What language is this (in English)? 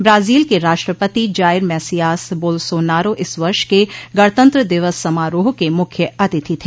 Hindi